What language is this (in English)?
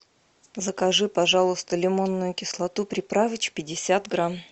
Russian